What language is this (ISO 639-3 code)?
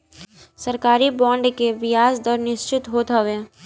bho